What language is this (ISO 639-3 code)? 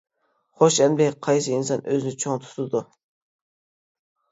uig